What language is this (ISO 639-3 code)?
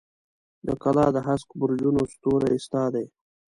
pus